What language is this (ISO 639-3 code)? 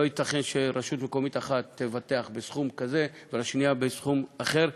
heb